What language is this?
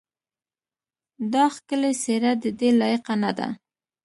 Pashto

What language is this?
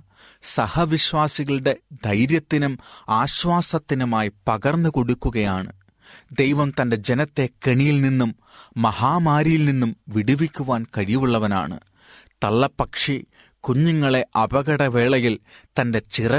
Malayalam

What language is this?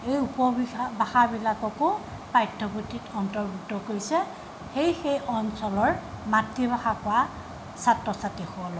Assamese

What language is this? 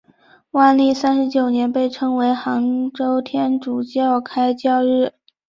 Chinese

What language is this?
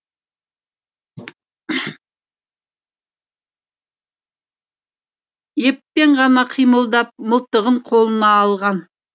Kazakh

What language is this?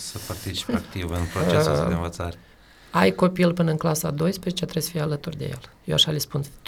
Romanian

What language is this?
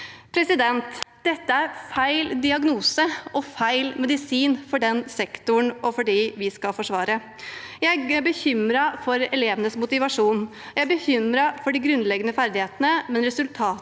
Norwegian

